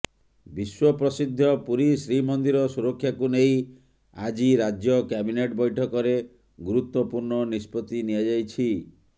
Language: Odia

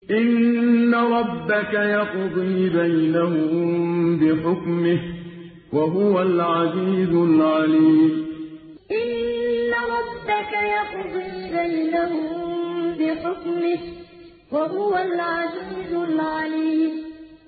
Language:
Arabic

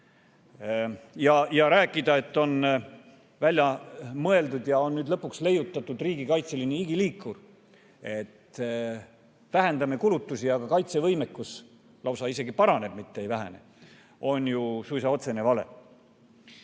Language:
Estonian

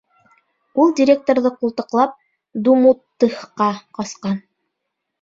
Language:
Bashkir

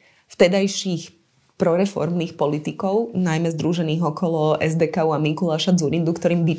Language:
Slovak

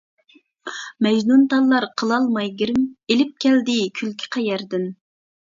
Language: Uyghur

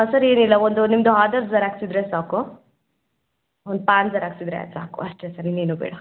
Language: Kannada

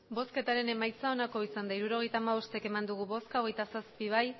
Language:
Basque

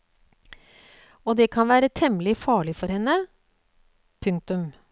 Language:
Norwegian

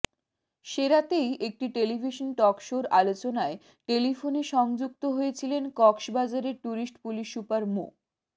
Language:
Bangla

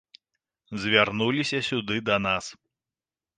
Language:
Belarusian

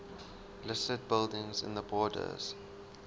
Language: English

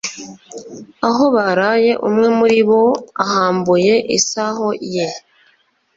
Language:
Kinyarwanda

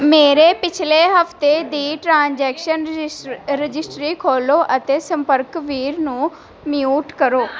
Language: Punjabi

